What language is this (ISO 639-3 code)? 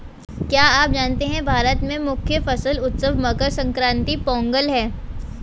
hin